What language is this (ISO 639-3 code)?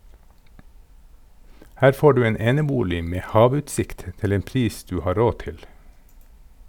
nor